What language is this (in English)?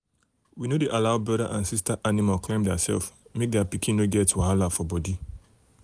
Nigerian Pidgin